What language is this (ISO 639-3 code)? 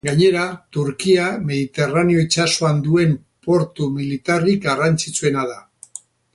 eus